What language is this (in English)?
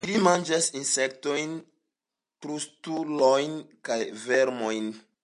Esperanto